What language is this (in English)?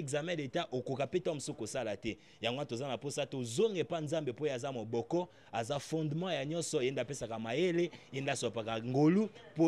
French